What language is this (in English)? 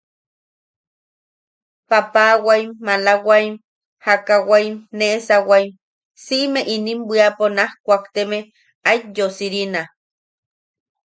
Yaqui